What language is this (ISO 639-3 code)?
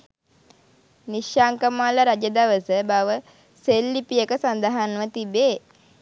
sin